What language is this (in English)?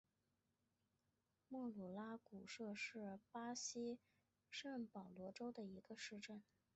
Chinese